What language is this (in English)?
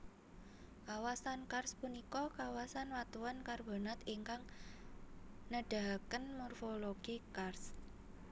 Javanese